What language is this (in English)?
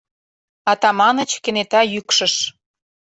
Mari